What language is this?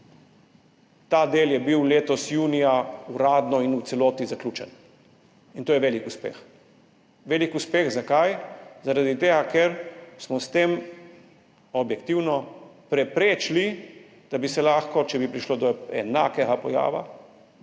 Slovenian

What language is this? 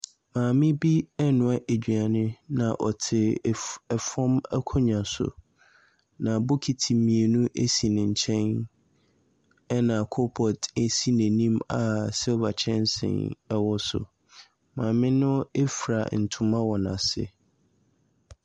Akan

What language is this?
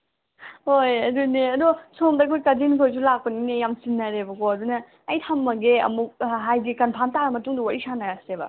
Manipuri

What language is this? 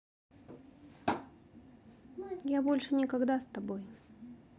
Russian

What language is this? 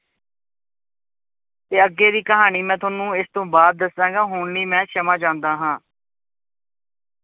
Punjabi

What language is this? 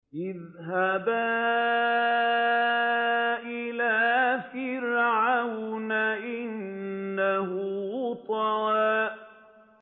Arabic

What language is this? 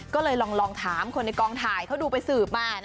Thai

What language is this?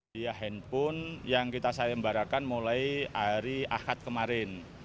Indonesian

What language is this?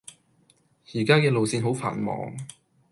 Cantonese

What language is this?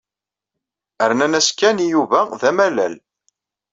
Kabyle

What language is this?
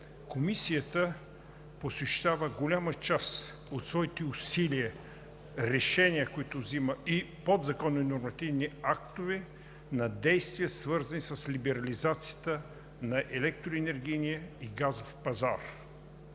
Bulgarian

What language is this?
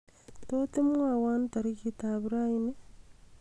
Kalenjin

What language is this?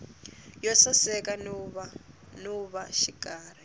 Tsonga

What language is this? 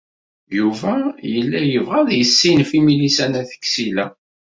Kabyle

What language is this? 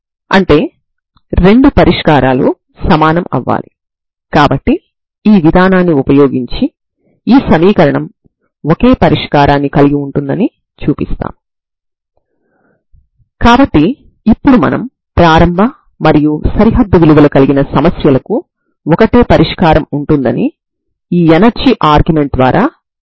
Telugu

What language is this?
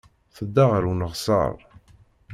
Kabyle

